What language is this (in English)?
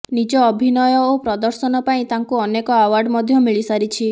Odia